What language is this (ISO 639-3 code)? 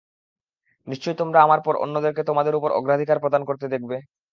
ben